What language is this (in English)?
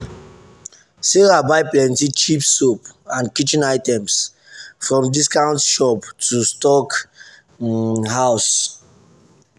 Nigerian Pidgin